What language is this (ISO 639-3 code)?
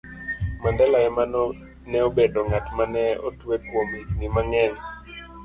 luo